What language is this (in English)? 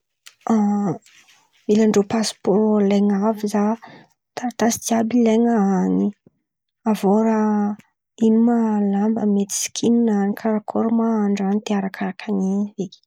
Antankarana Malagasy